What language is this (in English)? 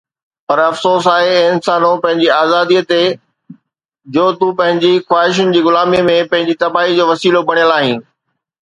Sindhi